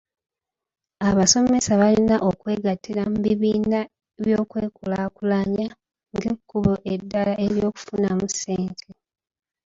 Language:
Ganda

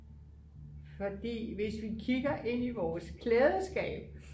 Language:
Danish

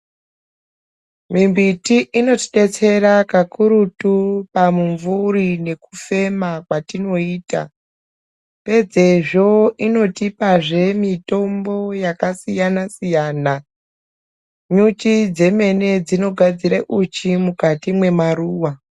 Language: Ndau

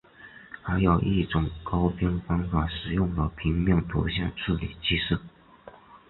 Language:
Chinese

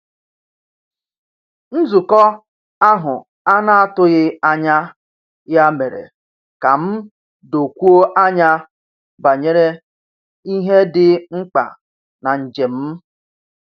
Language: Igbo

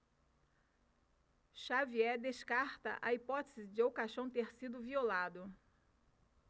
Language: Portuguese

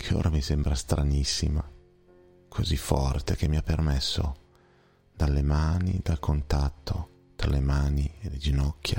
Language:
Italian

